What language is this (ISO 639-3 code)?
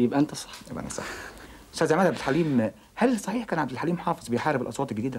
ara